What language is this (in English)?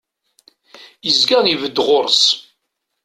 Kabyle